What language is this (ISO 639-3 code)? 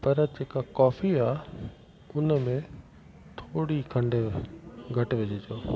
snd